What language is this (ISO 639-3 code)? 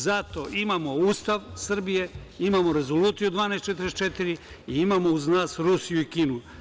srp